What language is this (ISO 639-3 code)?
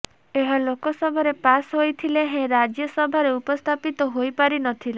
ori